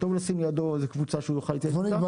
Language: Hebrew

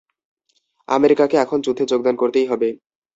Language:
Bangla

